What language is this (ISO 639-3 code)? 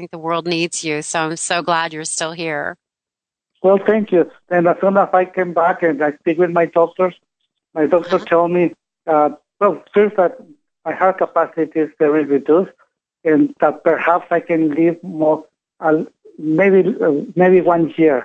eng